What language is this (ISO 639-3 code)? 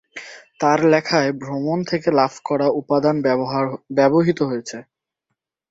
ben